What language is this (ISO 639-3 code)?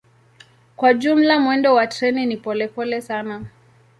swa